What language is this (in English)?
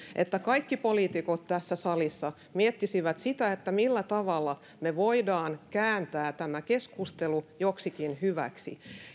Finnish